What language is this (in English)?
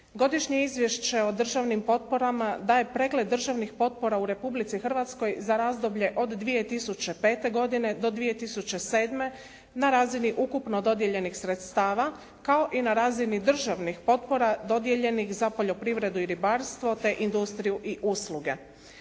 Croatian